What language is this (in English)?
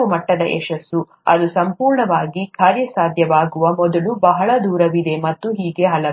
Kannada